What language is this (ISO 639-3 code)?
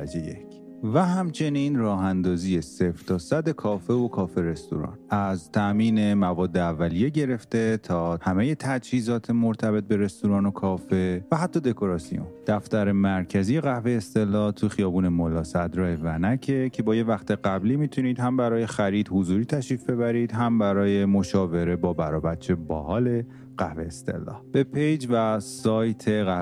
fas